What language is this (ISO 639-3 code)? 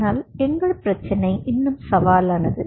tam